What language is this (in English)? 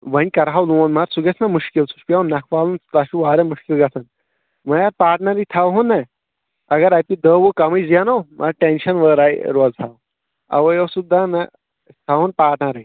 Kashmiri